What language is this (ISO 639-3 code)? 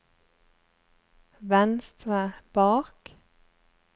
nor